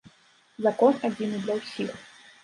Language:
Belarusian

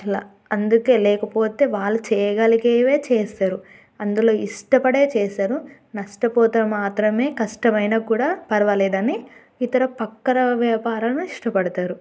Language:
Telugu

